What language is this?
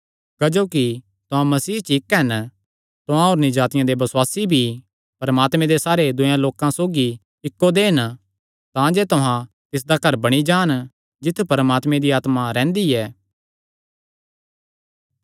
Kangri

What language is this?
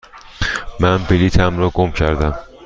Persian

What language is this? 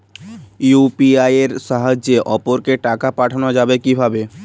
Bangla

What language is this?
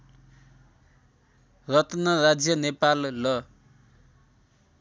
Nepali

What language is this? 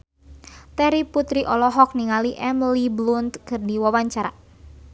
Sundanese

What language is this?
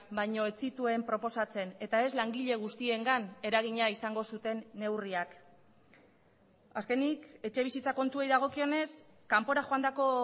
Basque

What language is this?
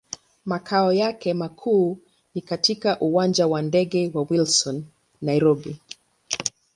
Swahili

